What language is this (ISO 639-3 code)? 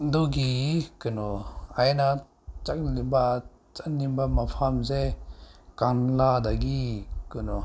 mni